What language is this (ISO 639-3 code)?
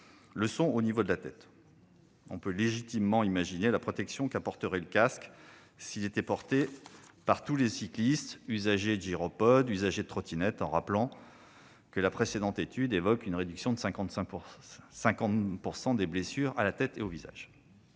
fra